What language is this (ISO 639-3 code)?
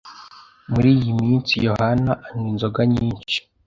kin